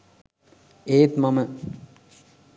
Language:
Sinhala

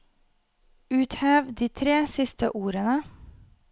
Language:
Norwegian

